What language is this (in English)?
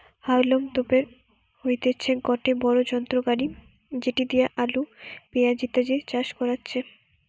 Bangla